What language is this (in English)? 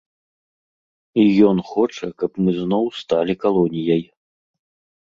Belarusian